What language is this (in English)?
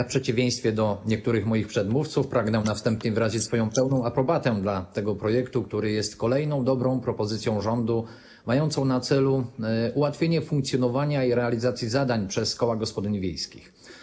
Polish